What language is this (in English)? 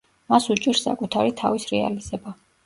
Georgian